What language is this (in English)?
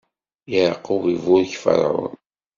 Kabyle